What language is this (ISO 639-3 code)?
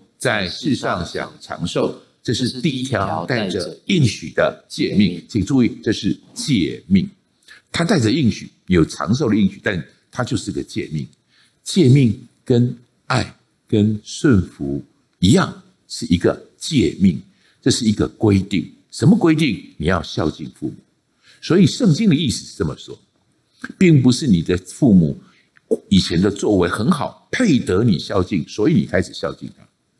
zho